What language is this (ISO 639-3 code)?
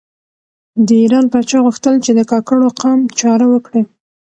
pus